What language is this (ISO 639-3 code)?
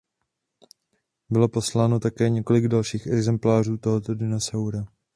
ces